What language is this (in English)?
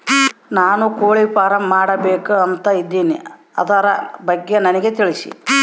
Kannada